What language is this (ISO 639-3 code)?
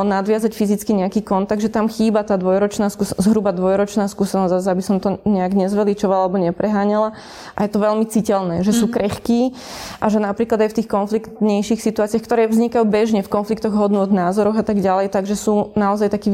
slk